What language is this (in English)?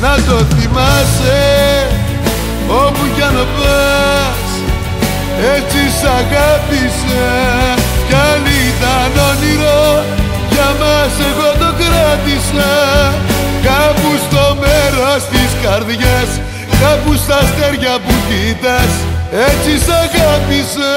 Greek